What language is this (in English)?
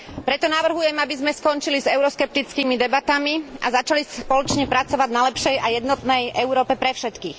Slovak